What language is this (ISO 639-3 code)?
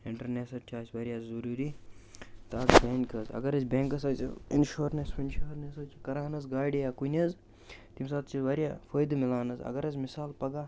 kas